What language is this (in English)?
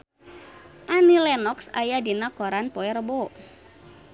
Sundanese